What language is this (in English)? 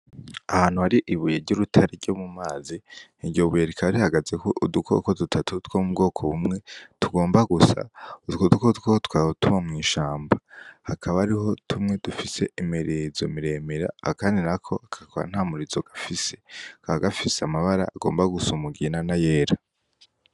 Rundi